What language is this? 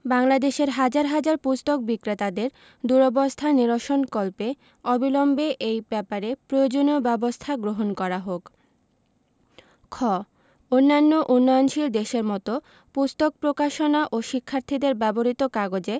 Bangla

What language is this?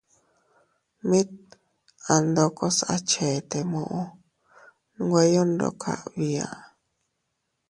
Teutila Cuicatec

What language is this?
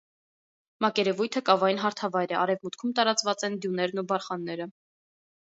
Armenian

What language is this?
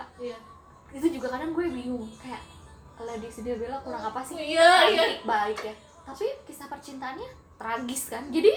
Indonesian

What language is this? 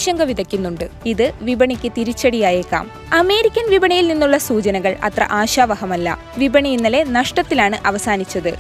Malayalam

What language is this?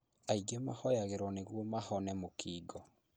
Kikuyu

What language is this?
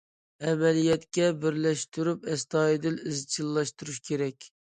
Uyghur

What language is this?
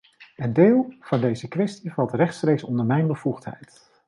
Dutch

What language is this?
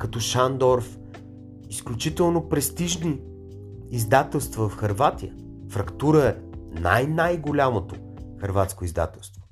Bulgarian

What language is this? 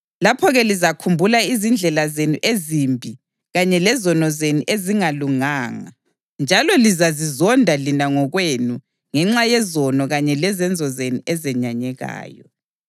North Ndebele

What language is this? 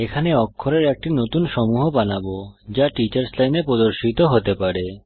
Bangla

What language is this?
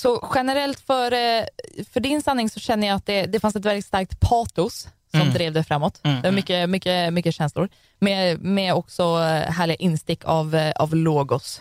Swedish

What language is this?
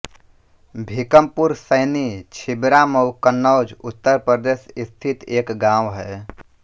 Hindi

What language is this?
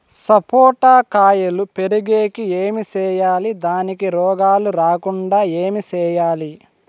Telugu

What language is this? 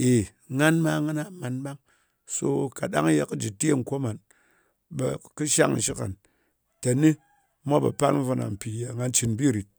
Ngas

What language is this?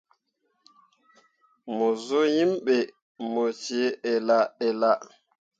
Mundang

